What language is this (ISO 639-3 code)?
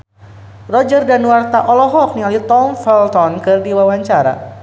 sun